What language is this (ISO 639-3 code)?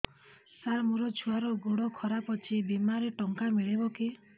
ori